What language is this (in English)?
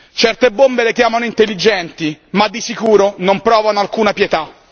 Italian